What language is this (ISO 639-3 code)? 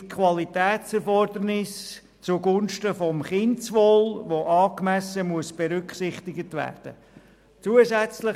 gsw